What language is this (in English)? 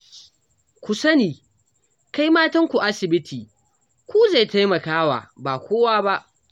Hausa